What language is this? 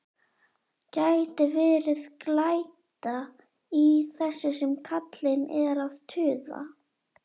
Icelandic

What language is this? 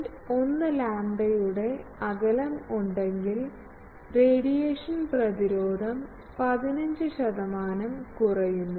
Malayalam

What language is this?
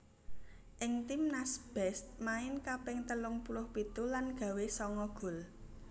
Javanese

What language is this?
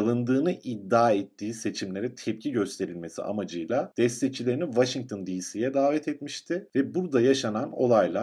Turkish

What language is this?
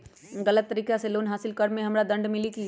Magahi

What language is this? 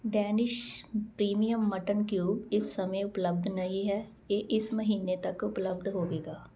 Punjabi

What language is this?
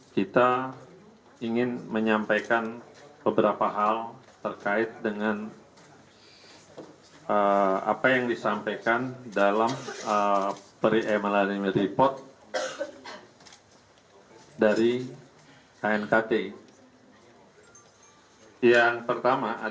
Indonesian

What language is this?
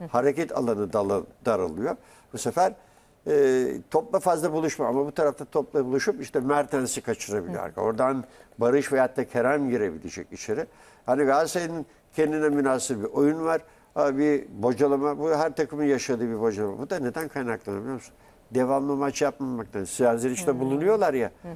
Turkish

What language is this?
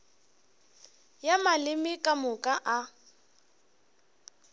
Northern Sotho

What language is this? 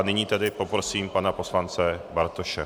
Czech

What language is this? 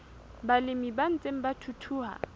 Southern Sotho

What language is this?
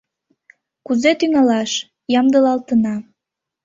Mari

